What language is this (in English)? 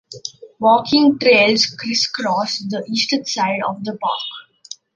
English